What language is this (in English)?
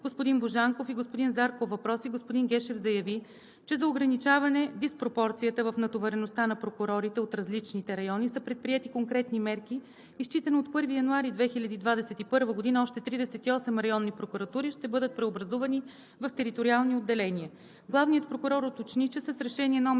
Bulgarian